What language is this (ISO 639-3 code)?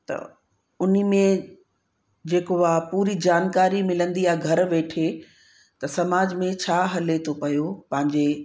snd